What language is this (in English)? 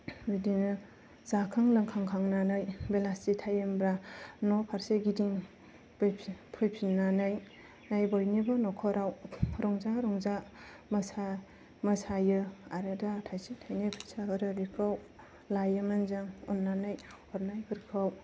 Bodo